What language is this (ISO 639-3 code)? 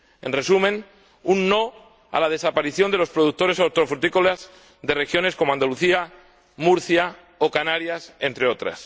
spa